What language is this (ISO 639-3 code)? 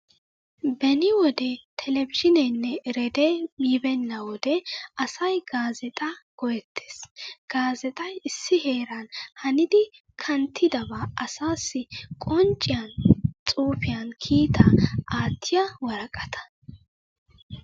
wal